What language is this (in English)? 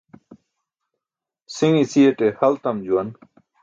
Burushaski